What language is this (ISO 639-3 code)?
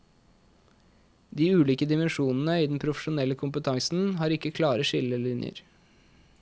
nor